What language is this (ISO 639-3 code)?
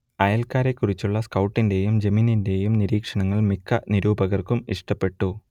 mal